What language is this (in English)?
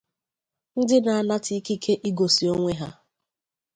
Igbo